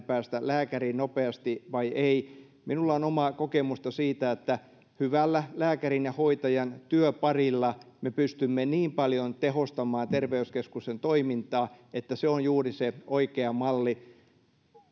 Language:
Finnish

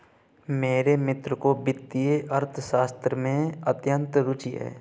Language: Hindi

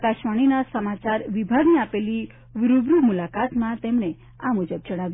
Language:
Gujarati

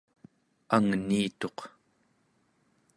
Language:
Central Yupik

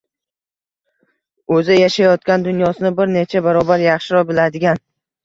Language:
Uzbek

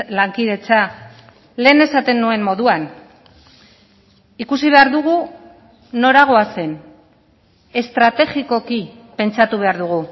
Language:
Basque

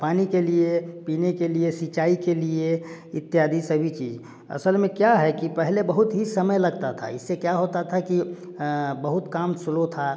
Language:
Hindi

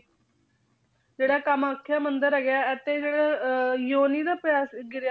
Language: Punjabi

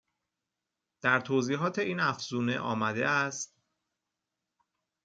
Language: Persian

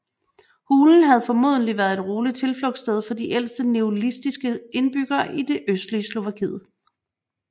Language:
Danish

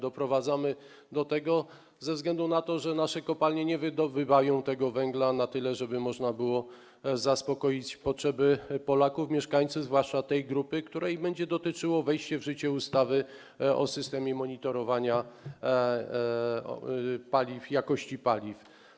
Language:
Polish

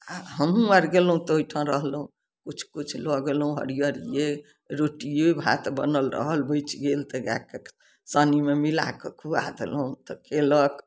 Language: Maithili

